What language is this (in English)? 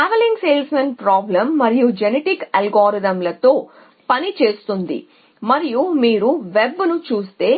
Telugu